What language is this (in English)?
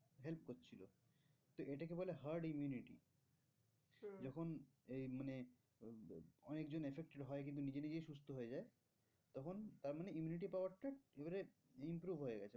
Bangla